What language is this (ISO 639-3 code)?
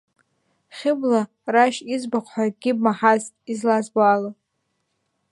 abk